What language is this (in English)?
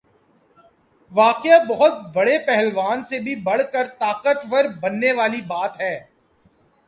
Urdu